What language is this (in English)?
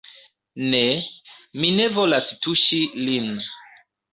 Esperanto